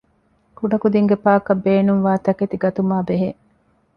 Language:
Divehi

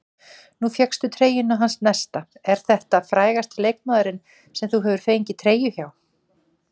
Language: Icelandic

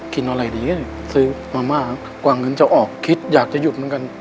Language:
Thai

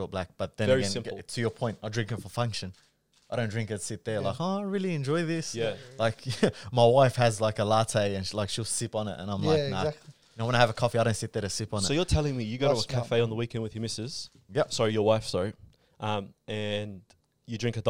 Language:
English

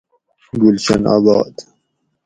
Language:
Gawri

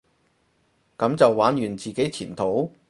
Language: Cantonese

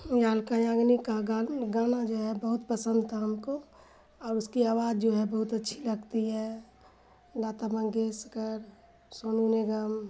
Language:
Urdu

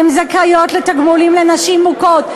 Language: Hebrew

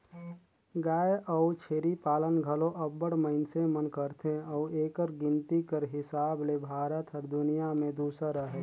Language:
Chhattisgarhi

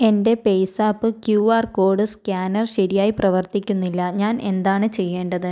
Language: Malayalam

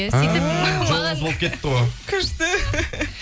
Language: Kazakh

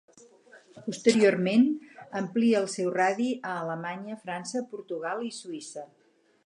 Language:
Catalan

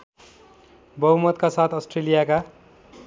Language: Nepali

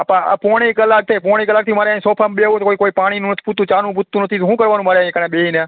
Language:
Gujarati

